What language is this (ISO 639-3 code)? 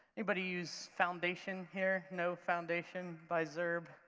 eng